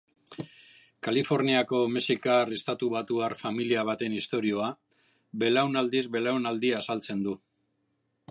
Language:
Basque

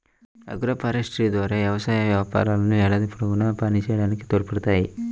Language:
Telugu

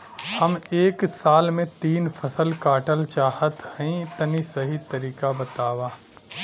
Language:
Bhojpuri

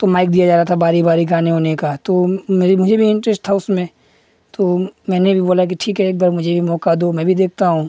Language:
Hindi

